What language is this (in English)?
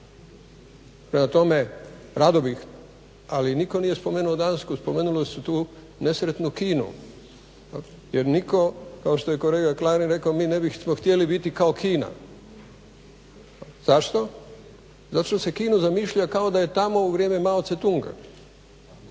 Croatian